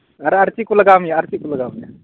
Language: Santali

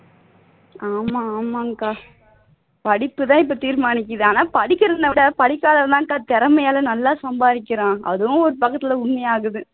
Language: Tamil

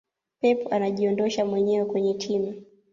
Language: Swahili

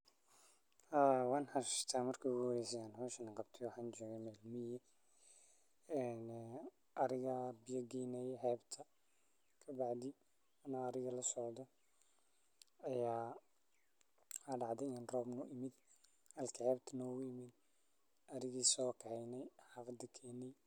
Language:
Somali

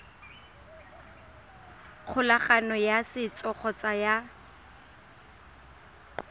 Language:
Tswana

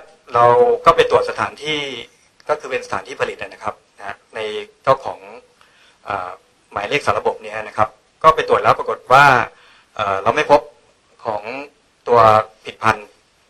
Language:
Thai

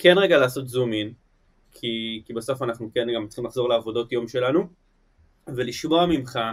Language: Hebrew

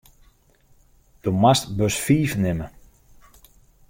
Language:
Western Frisian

